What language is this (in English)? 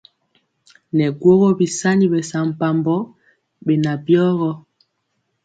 Mpiemo